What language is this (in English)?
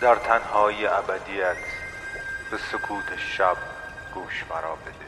Persian